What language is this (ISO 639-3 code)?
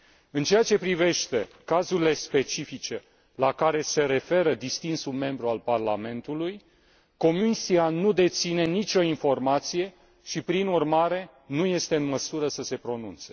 ron